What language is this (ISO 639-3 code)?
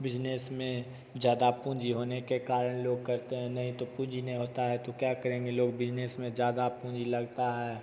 hin